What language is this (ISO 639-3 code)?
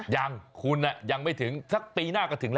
tha